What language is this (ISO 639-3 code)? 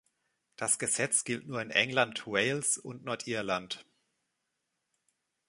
deu